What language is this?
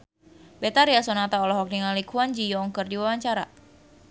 Sundanese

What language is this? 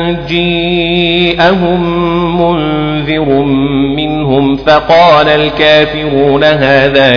Arabic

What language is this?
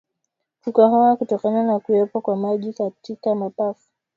Swahili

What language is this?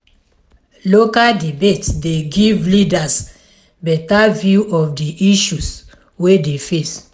Nigerian Pidgin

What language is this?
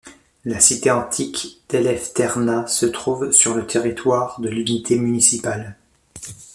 French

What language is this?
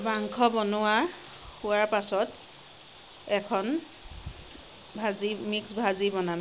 Assamese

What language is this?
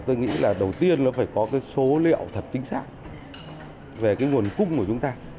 Vietnamese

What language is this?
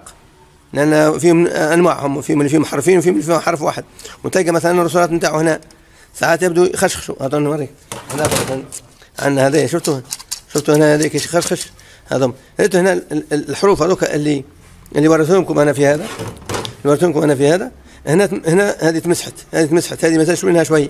Arabic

